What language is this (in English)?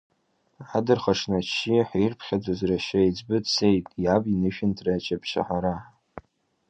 Abkhazian